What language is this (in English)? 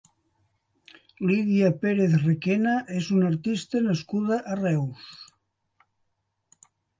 Catalan